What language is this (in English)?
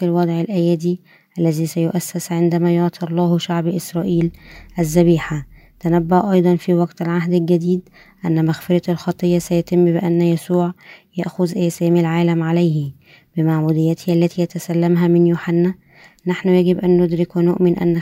Arabic